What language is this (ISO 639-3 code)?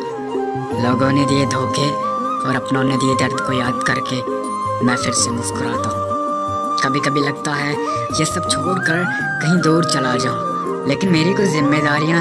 tur